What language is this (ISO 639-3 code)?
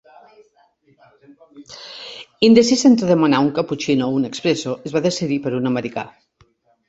cat